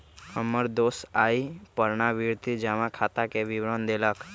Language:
Magahi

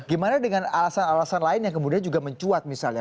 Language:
Indonesian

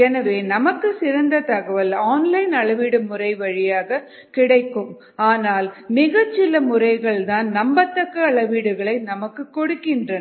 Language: Tamil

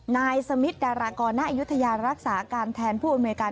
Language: Thai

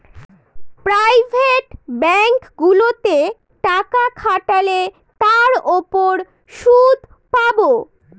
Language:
Bangla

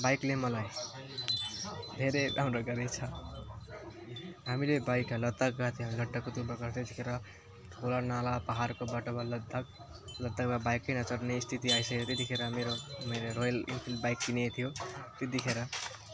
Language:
Nepali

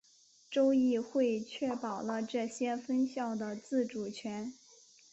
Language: Chinese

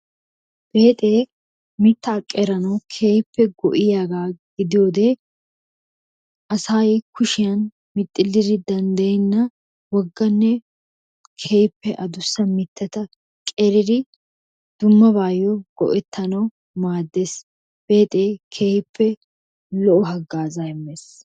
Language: Wolaytta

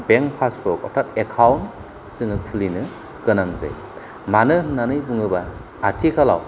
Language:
Bodo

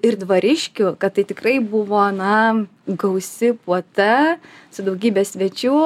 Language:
Lithuanian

